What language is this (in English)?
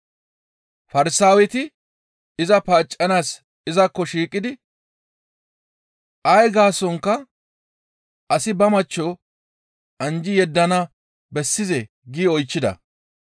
Gamo